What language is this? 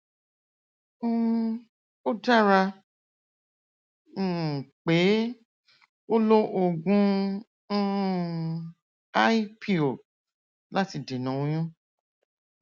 Yoruba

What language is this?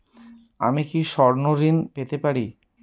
Bangla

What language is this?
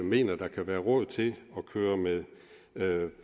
Danish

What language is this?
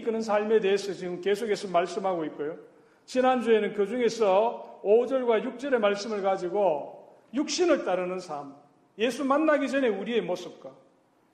Korean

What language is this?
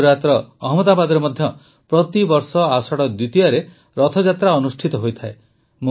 Odia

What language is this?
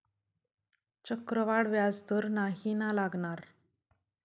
Marathi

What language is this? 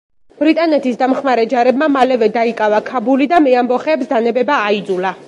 Georgian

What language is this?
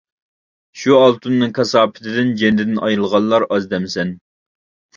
Uyghur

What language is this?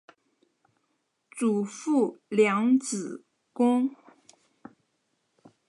Chinese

